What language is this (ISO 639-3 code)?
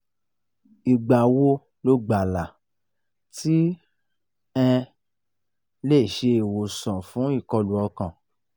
yor